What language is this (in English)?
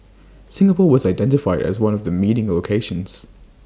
English